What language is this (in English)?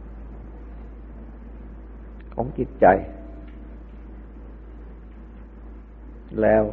Thai